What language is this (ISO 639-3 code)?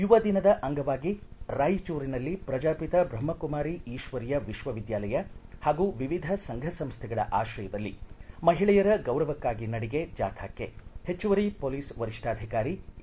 kan